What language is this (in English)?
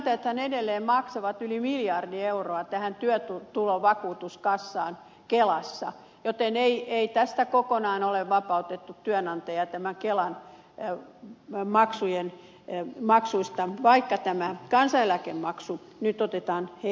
Finnish